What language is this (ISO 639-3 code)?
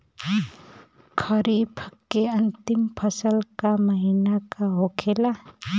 bho